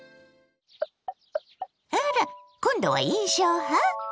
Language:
Japanese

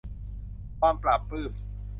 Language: Thai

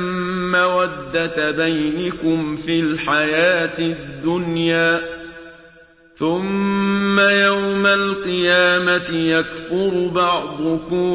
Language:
Arabic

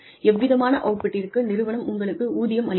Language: Tamil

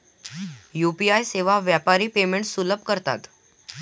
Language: Marathi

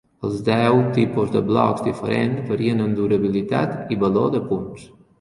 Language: Catalan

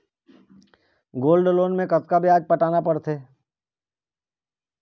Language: Chhattisgarhi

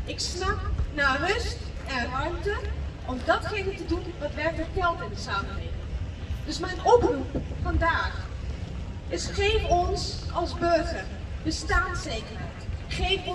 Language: Dutch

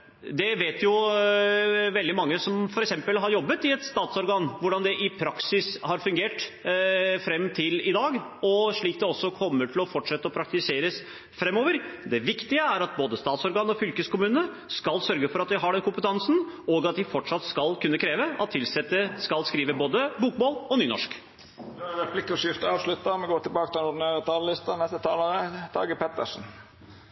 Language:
Norwegian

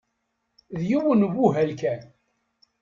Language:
Kabyle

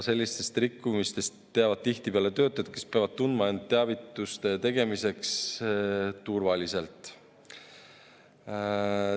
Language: Estonian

